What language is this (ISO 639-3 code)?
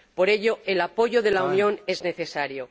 spa